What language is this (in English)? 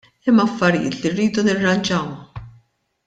Maltese